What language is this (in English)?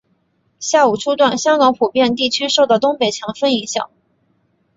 Chinese